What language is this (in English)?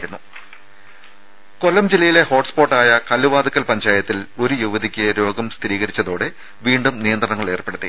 Malayalam